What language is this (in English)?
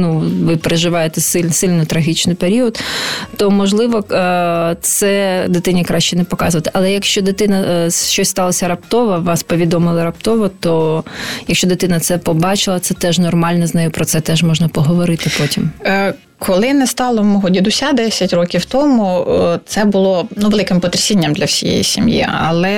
Ukrainian